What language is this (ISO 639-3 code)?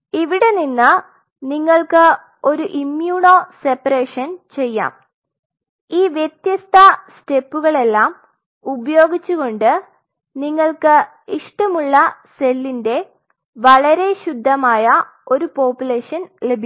mal